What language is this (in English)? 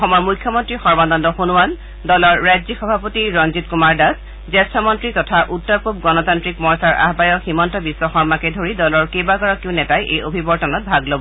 Assamese